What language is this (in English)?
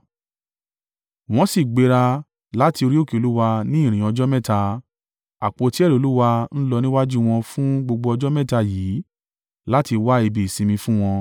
Yoruba